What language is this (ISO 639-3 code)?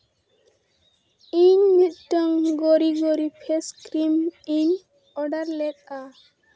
sat